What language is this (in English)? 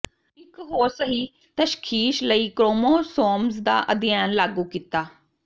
Punjabi